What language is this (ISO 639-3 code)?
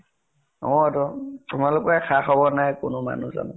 asm